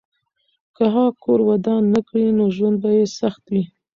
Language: Pashto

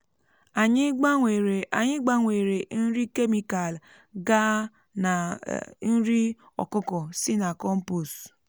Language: Igbo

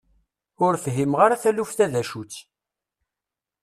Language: Kabyle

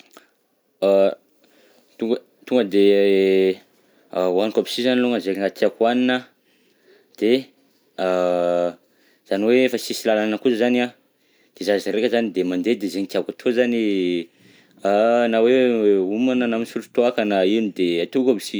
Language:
Southern Betsimisaraka Malagasy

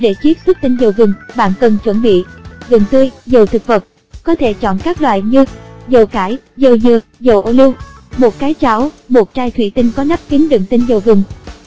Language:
Vietnamese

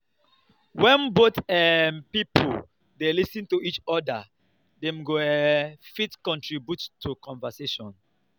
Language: Nigerian Pidgin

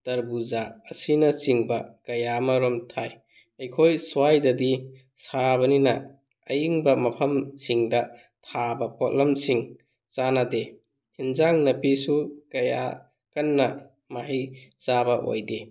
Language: Manipuri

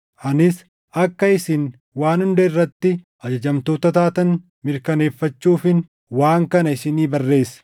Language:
Oromo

